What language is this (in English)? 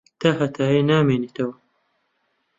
Central Kurdish